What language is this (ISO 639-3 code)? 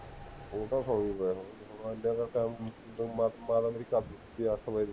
pan